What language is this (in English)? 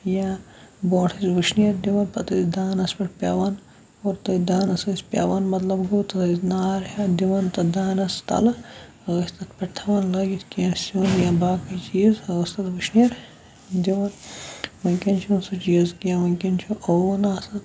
Kashmiri